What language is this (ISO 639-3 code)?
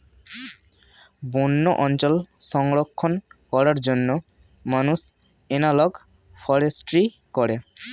ben